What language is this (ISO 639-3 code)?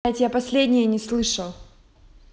rus